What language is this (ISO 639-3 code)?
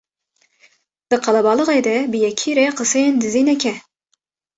kur